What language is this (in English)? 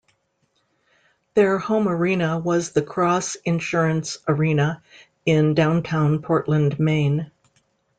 English